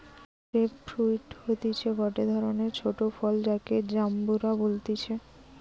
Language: Bangla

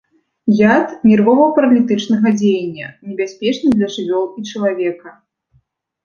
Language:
Belarusian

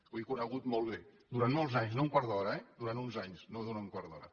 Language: Catalan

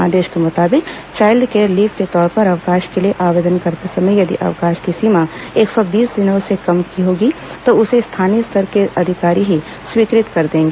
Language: Hindi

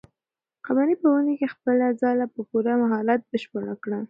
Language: Pashto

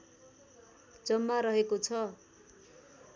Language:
Nepali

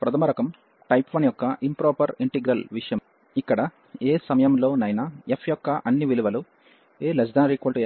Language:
Telugu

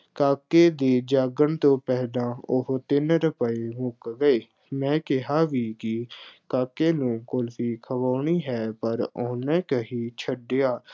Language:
Punjabi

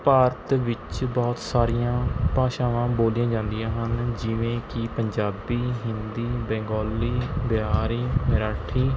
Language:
Punjabi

